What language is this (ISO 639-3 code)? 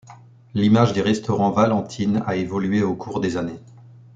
fra